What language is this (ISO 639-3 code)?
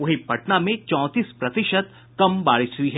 hin